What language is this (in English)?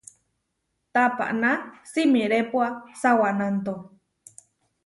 Huarijio